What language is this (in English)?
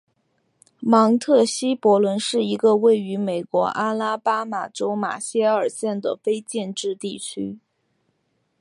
Chinese